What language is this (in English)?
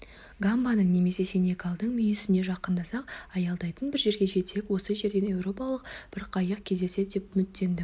Kazakh